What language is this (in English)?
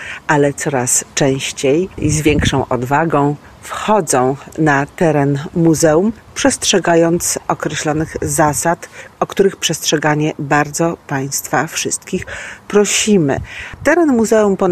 Polish